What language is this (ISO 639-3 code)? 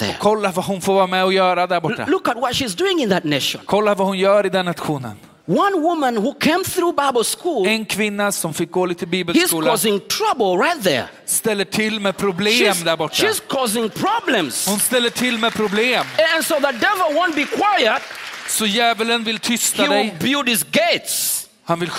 swe